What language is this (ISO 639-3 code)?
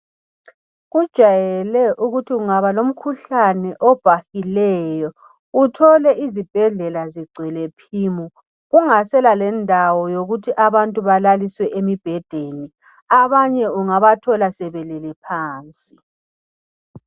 nde